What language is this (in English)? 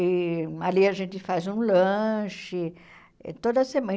Portuguese